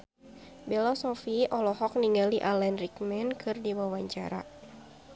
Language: Sundanese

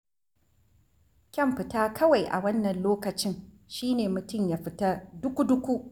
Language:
Hausa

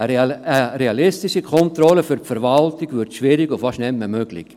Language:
Swiss German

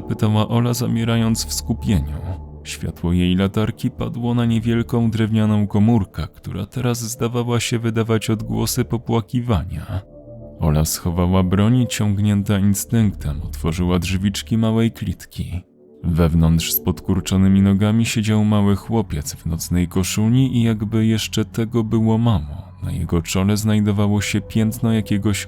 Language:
Polish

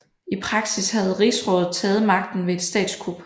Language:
Danish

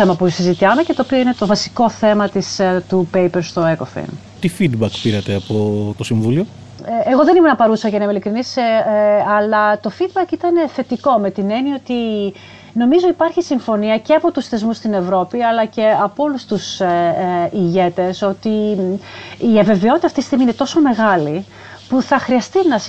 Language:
Greek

